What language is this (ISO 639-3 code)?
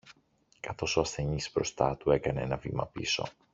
ell